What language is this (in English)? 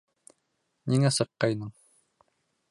Bashkir